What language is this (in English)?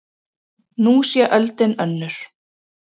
Icelandic